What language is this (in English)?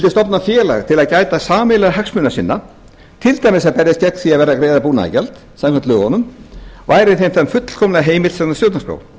Icelandic